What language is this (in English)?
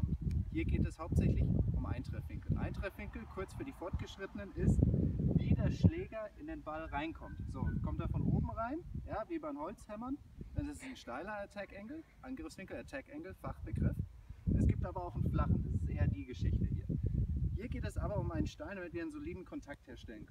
German